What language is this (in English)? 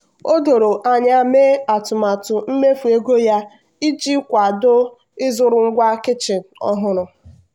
Igbo